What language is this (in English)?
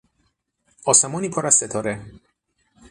Persian